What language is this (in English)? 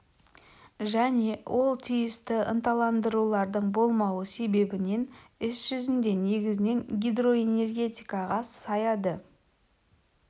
Kazakh